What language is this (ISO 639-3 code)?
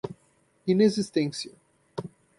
por